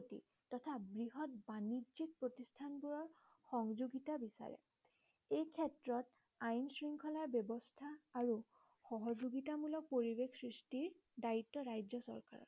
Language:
Assamese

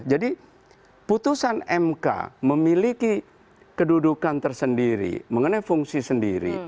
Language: Indonesian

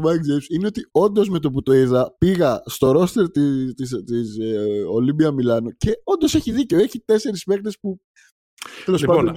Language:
Greek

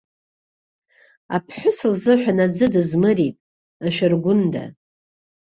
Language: Abkhazian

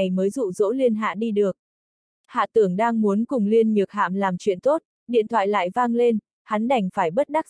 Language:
Vietnamese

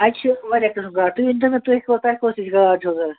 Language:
Kashmiri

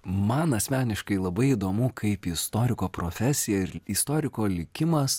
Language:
Lithuanian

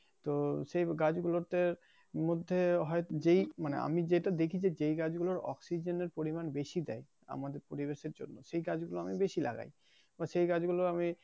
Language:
Bangla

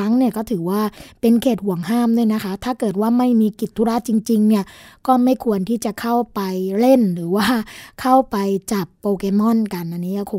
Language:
Thai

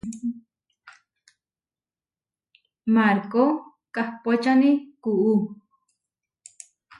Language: Huarijio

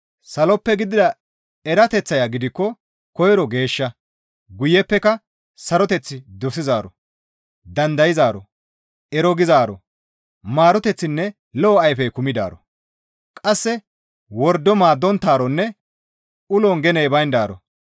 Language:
Gamo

